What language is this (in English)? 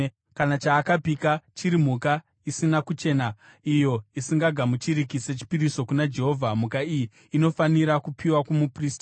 Shona